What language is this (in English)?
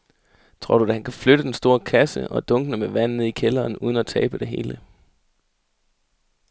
Danish